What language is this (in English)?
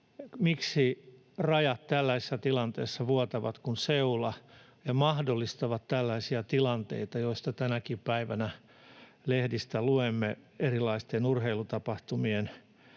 Finnish